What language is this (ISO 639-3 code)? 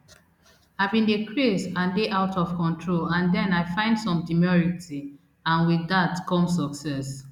pcm